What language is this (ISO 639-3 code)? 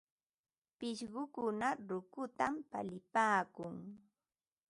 qva